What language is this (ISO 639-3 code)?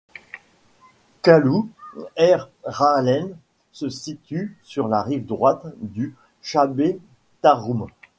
fra